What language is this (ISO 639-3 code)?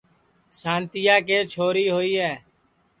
ssi